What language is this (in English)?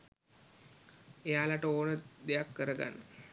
Sinhala